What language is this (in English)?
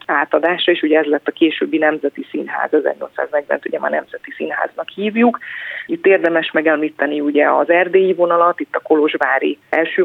Hungarian